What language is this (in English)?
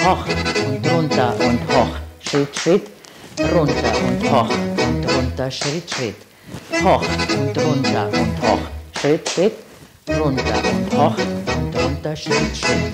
German